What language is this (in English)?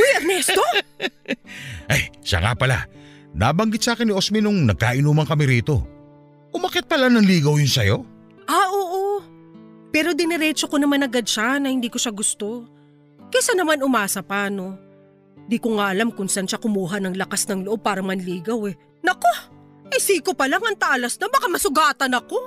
Filipino